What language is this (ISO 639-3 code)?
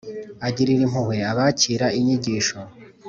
kin